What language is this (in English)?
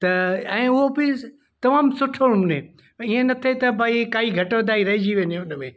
Sindhi